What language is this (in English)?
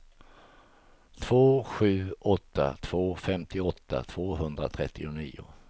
Swedish